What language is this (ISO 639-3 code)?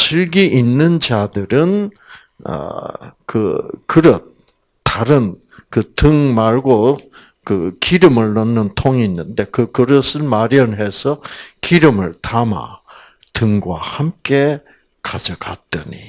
kor